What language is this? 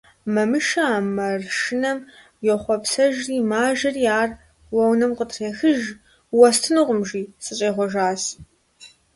Kabardian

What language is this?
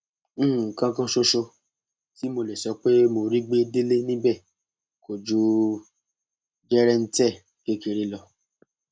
Yoruba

